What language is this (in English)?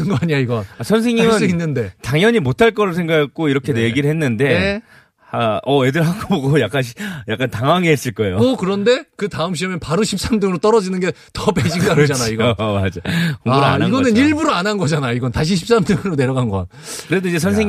Korean